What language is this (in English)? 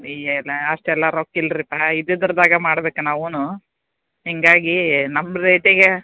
Kannada